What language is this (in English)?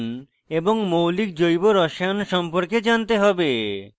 Bangla